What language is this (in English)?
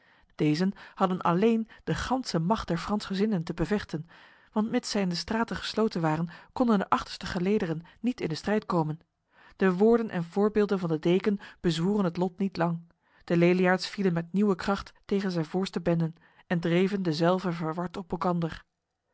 Dutch